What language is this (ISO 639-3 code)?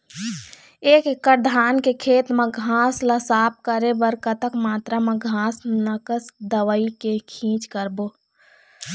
hne